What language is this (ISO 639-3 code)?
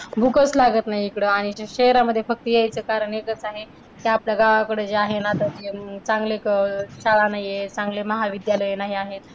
mar